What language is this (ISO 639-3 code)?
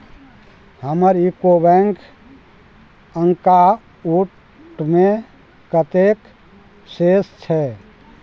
mai